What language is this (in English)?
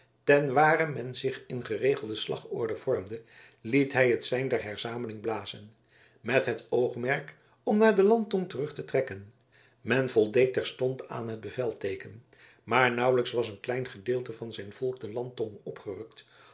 Dutch